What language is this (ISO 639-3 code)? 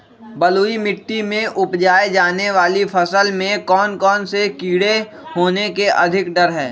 mag